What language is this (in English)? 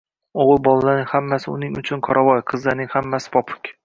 Uzbek